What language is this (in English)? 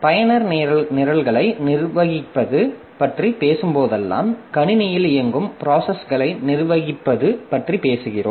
Tamil